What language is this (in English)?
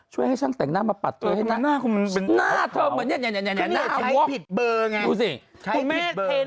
Thai